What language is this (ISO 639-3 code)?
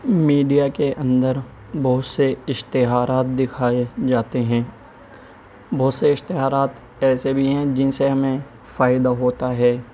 urd